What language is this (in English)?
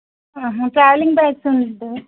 Telugu